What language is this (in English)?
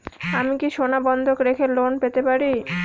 Bangla